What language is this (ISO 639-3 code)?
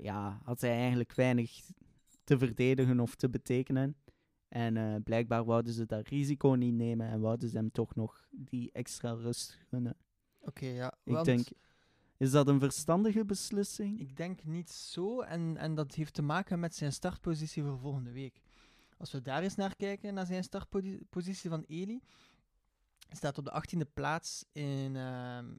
nld